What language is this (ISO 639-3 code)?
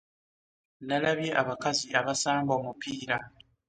lug